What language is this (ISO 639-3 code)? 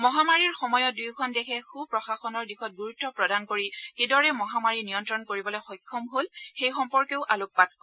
asm